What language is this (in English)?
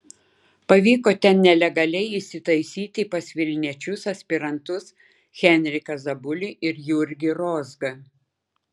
Lithuanian